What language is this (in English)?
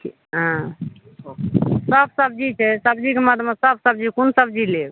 Maithili